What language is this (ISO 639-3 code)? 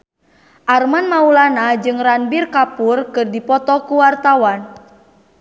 sun